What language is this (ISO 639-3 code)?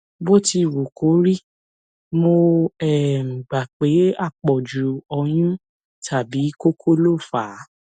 yor